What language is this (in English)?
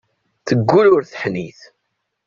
Kabyle